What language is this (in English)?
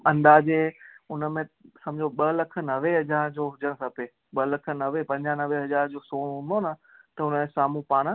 Sindhi